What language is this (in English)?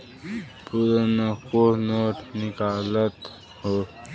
Bhojpuri